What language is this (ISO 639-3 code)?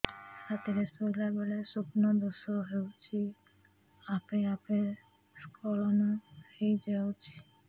ori